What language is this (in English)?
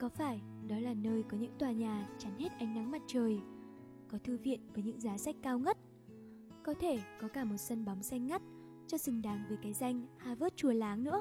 Vietnamese